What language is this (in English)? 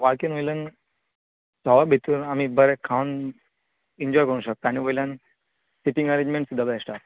Konkani